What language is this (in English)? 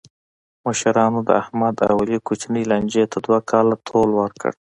Pashto